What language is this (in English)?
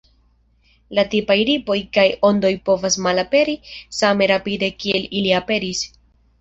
Esperanto